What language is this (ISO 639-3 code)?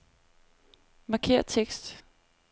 dan